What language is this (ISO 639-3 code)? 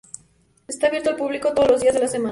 spa